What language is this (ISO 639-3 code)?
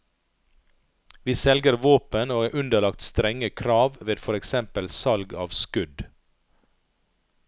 nor